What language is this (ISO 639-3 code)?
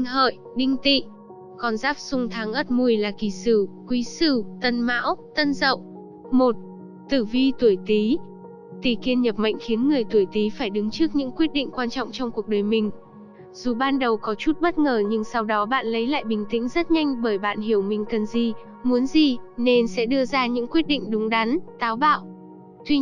vie